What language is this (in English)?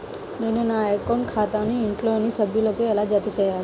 Telugu